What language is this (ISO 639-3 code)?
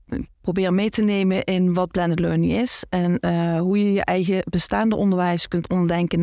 nld